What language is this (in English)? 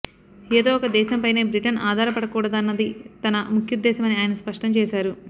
Telugu